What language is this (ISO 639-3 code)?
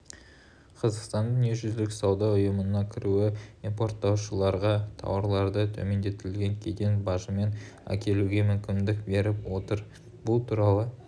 kaz